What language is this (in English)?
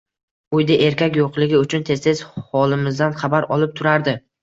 Uzbek